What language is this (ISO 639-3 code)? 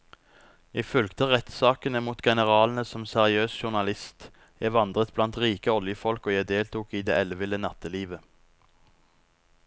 nor